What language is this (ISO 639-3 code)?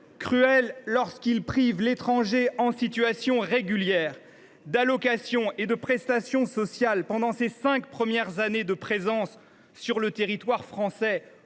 fra